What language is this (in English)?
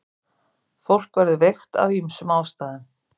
Icelandic